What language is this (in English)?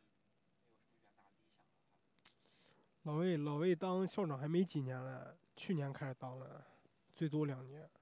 Chinese